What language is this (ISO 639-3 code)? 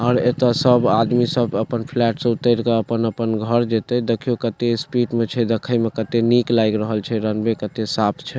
mai